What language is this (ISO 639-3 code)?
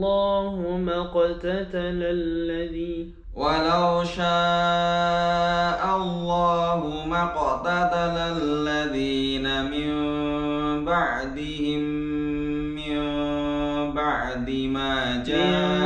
ara